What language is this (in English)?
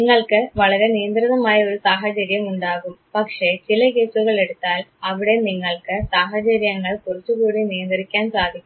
Malayalam